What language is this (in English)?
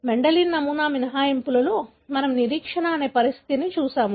Telugu